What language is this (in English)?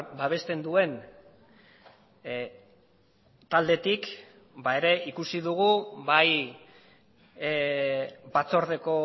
Basque